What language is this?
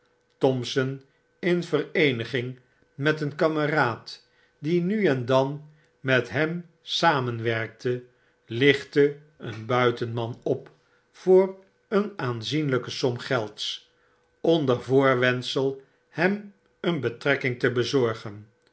Dutch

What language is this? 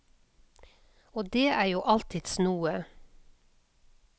Norwegian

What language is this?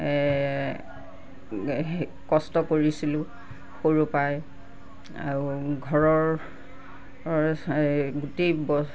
Assamese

